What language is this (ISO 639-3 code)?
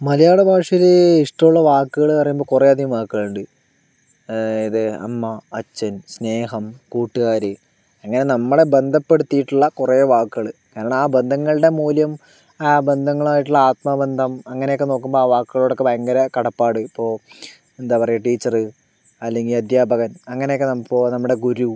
mal